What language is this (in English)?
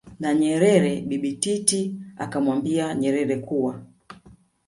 Swahili